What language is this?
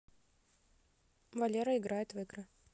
Russian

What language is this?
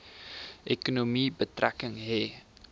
Afrikaans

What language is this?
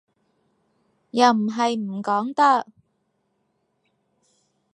Cantonese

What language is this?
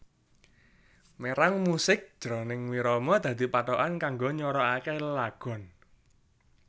Javanese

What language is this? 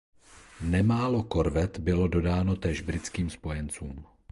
Czech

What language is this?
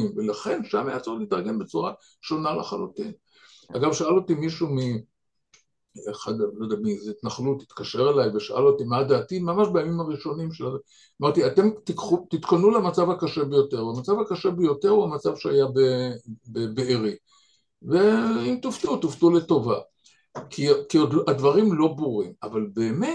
Hebrew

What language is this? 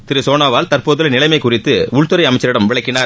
Tamil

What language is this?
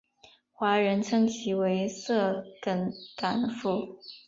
Chinese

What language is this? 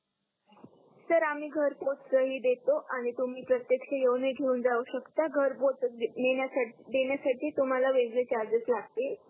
Marathi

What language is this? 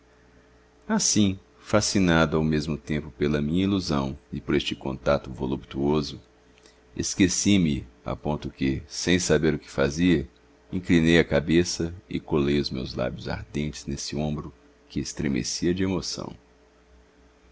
Portuguese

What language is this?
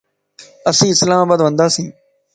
Lasi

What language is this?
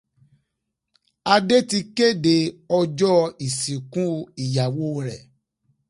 Yoruba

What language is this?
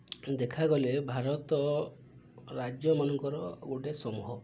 Odia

